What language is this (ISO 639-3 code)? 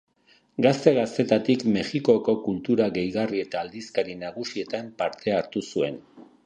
eus